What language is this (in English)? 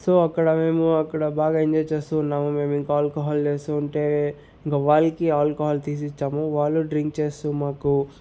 Telugu